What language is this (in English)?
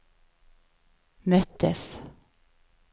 Swedish